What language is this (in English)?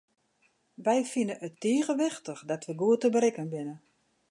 Western Frisian